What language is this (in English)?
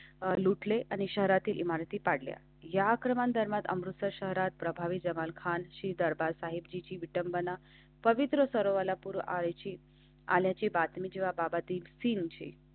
Marathi